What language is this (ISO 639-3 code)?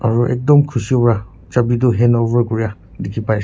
nag